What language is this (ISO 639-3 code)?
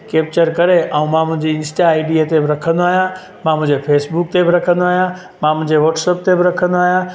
snd